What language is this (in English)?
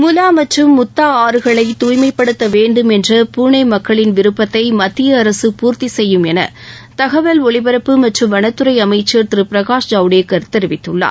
Tamil